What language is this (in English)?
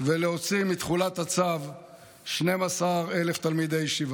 Hebrew